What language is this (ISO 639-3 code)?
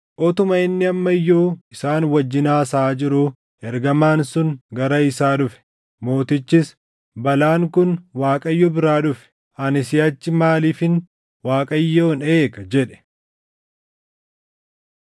orm